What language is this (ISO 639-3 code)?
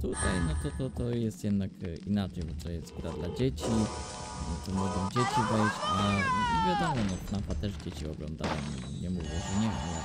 pol